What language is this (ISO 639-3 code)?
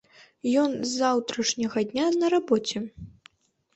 bel